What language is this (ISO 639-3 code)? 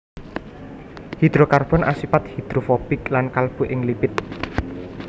jav